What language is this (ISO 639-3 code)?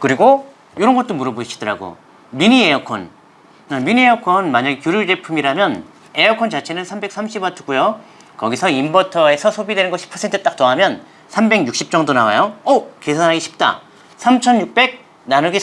kor